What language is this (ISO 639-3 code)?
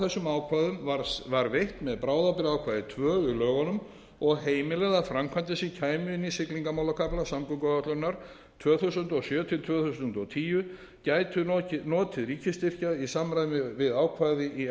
isl